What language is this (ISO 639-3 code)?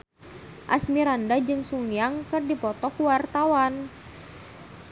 sun